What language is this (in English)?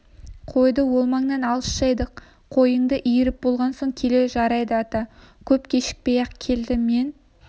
Kazakh